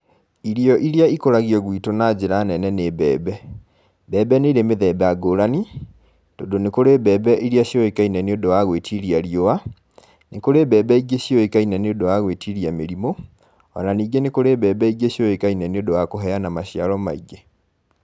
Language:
Kikuyu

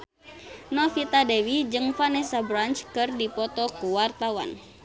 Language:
Sundanese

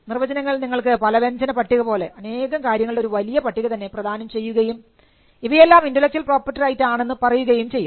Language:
Malayalam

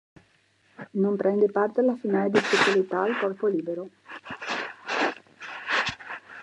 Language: Italian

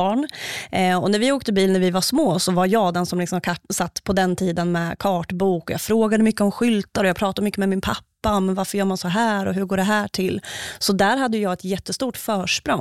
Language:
Swedish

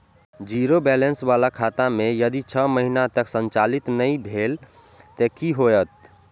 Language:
Maithili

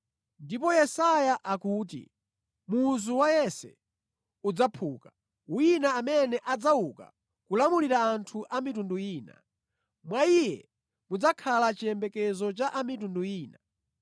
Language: Nyanja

